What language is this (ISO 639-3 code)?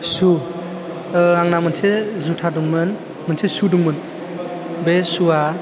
brx